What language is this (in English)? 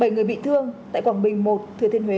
Vietnamese